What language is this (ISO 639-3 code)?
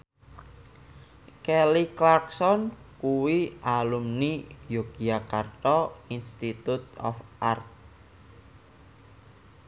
jav